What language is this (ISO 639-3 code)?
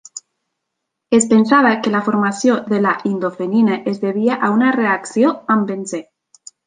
cat